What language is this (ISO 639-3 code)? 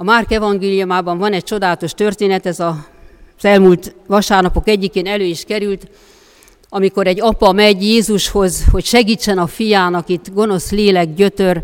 hun